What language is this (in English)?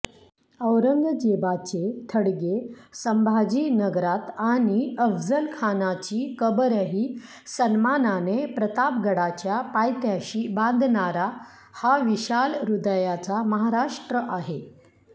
Marathi